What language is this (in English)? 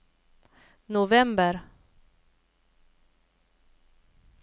Swedish